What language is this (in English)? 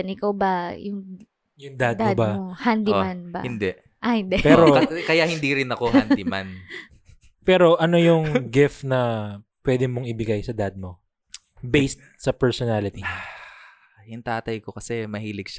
Filipino